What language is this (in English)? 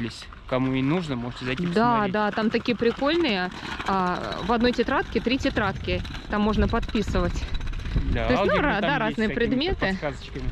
Russian